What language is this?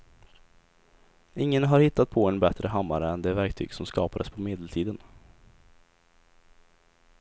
Swedish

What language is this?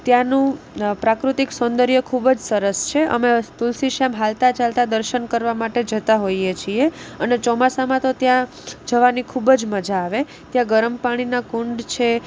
Gujarati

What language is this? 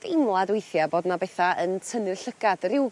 Welsh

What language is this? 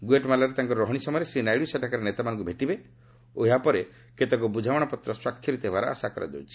Odia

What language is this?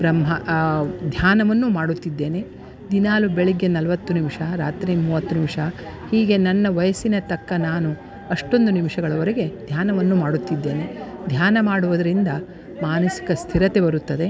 Kannada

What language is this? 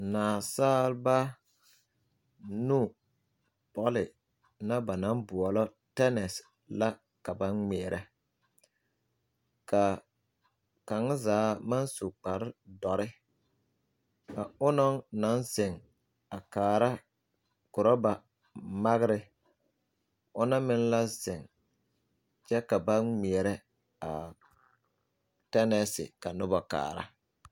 Southern Dagaare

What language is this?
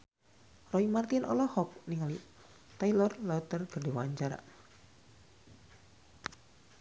Sundanese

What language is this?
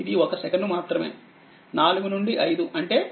Telugu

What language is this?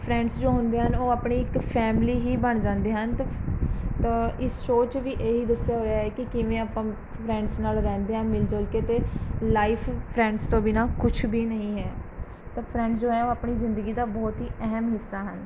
Punjabi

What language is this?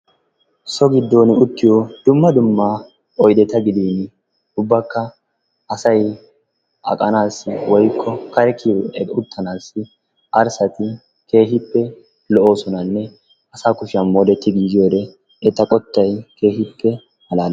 Wolaytta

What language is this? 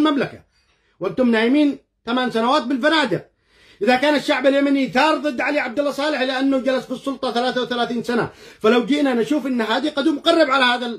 Arabic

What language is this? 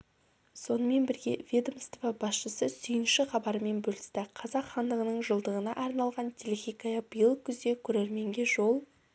Kazakh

